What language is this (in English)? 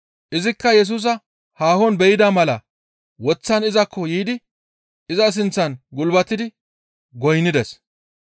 Gamo